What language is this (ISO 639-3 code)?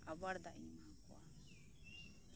sat